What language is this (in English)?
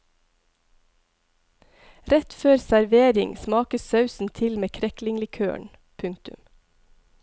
Norwegian